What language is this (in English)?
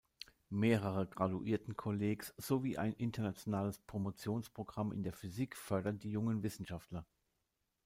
German